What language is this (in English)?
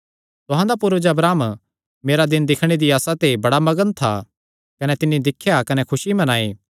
Kangri